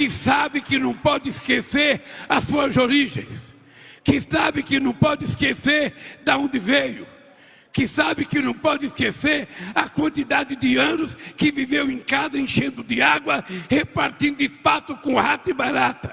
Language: Portuguese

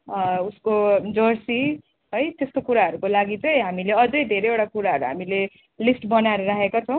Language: Nepali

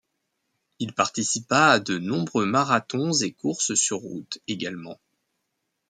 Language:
French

